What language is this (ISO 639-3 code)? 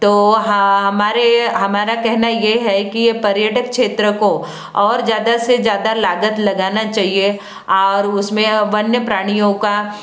hin